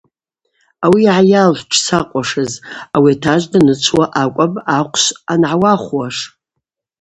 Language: Abaza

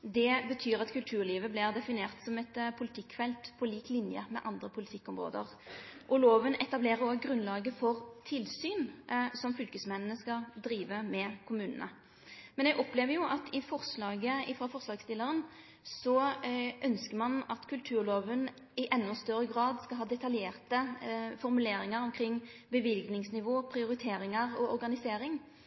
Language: Norwegian Nynorsk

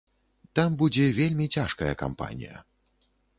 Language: Belarusian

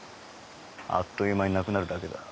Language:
Japanese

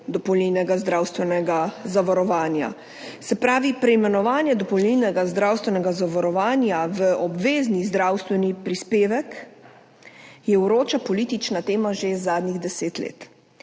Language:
Slovenian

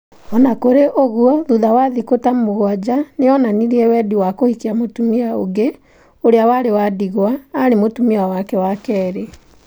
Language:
Kikuyu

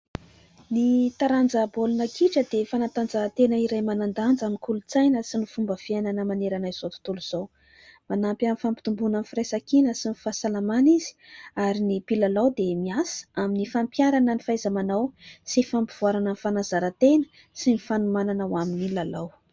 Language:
Malagasy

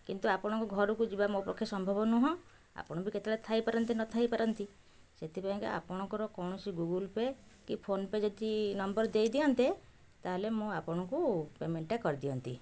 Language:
Odia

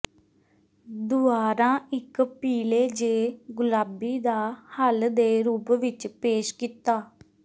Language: Punjabi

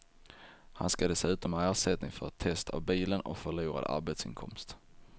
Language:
Swedish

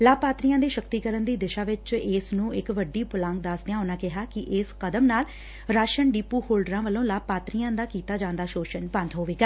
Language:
Punjabi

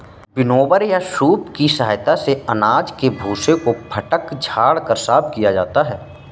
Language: Hindi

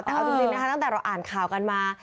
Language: Thai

